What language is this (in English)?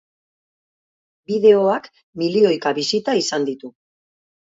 Basque